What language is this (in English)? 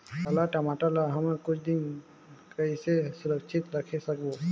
Chhattisgarhi